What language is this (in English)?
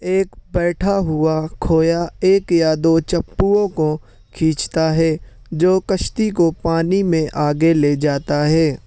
Urdu